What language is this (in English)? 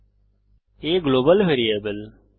Bangla